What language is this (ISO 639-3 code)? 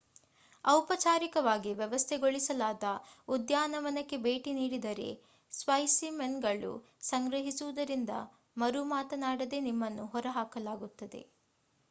kan